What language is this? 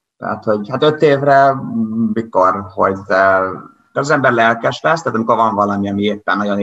Hungarian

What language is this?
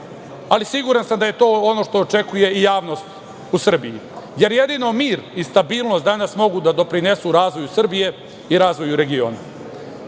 Serbian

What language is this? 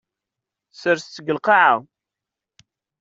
Kabyle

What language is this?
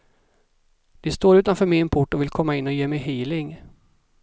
Swedish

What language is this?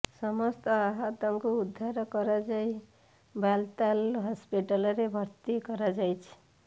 Odia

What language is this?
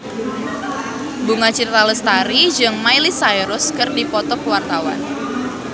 Sundanese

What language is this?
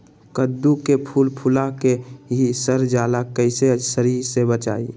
Magahi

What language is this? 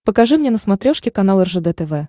Russian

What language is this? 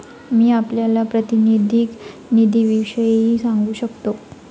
Marathi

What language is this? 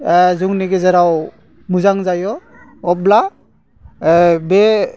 Bodo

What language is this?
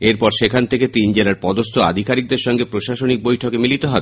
Bangla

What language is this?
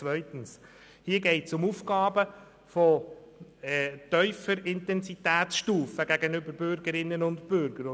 Swiss German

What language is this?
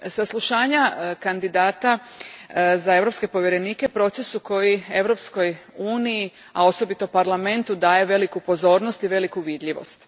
Croatian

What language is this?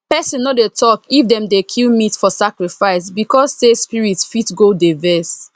Nigerian Pidgin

